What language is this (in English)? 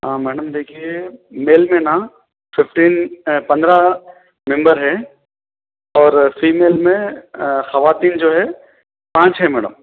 Urdu